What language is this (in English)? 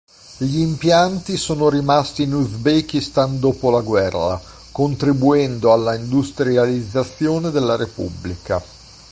Italian